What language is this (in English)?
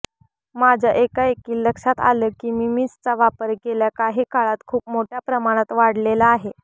Marathi